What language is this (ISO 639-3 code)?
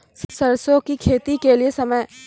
mai